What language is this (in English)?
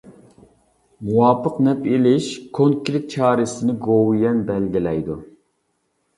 Uyghur